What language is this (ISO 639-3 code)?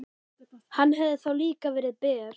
isl